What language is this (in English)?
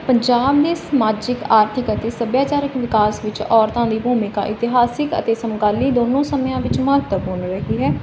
Punjabi